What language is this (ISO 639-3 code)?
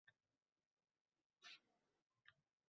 uzb